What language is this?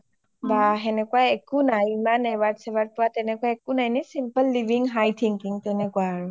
Assamese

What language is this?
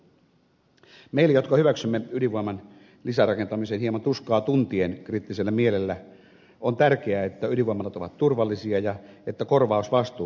Finnish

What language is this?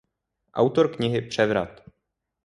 Czech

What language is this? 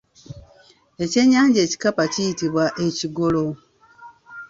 Ganda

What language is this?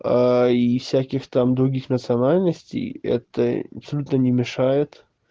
Russian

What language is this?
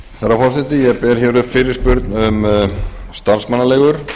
Icelandic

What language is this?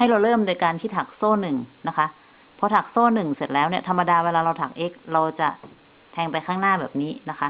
Thai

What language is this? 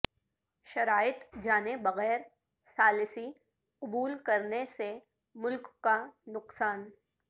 Urdu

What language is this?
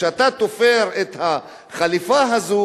Hebrew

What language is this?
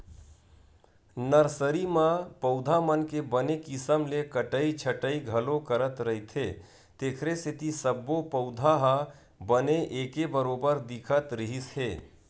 Chhattisgarhi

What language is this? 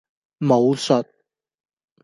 Cantonese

